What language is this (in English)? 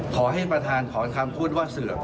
Thai